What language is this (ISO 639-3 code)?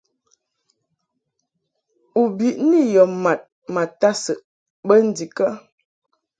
mhk